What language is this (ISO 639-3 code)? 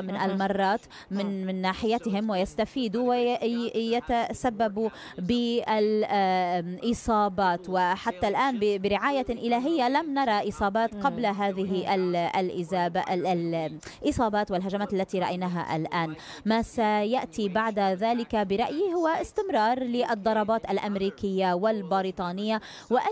ara